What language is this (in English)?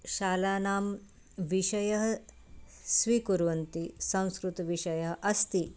Sanskrit